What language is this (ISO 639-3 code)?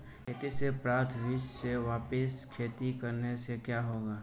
hin